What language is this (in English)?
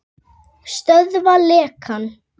Icelandic